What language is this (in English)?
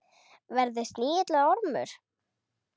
Icelandic